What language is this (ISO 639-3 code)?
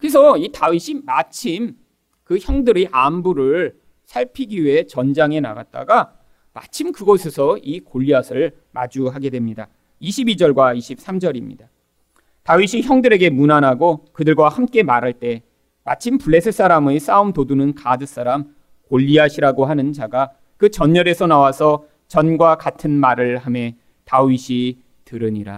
kor